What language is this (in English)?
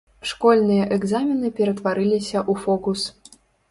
Belarusian